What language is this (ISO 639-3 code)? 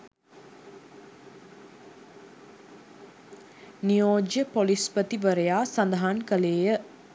sin